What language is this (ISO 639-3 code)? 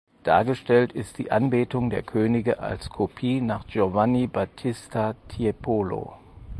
deu